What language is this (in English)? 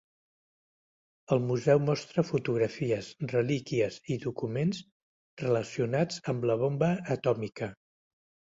Catalan